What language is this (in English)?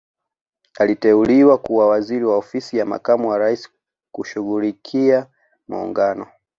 Swahili